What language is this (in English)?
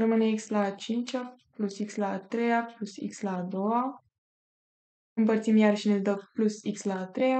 Romanian